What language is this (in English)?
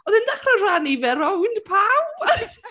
Welsh